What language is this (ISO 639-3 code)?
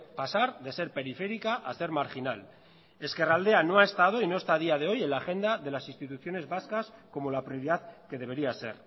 spa